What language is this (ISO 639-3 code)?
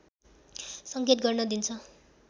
nep